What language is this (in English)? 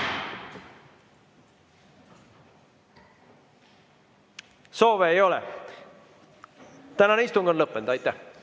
Estonian